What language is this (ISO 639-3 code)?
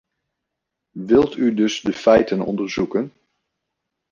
nld